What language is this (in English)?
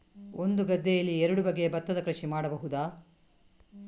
Kannada